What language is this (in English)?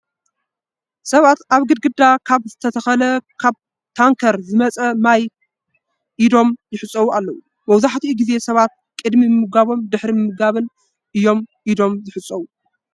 Tigrinya